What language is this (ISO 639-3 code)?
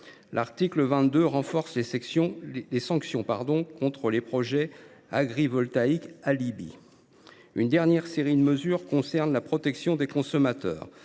fra